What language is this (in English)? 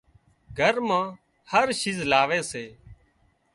Wadiyara Koli